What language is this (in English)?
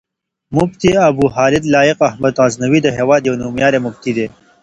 Pashto